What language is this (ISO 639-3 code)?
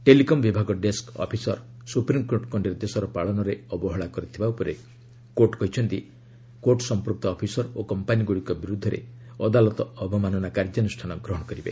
ori